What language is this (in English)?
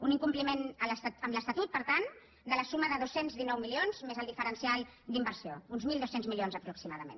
Catalan